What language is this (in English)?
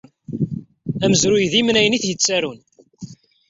Kabyle